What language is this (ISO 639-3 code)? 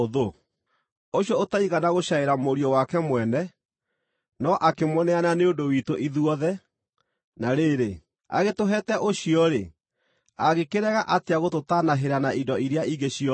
kik